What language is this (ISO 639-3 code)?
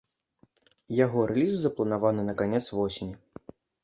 bel